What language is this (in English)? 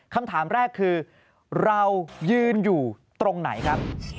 Thai